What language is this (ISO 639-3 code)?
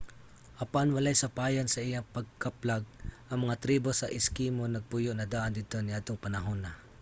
ceb